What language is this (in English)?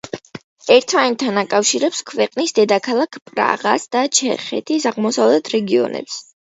Georgian